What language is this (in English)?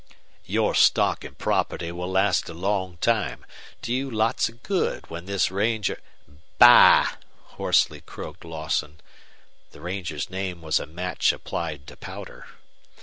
English